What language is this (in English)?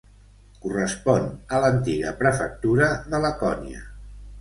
Catalan